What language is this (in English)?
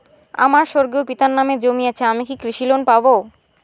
Bangla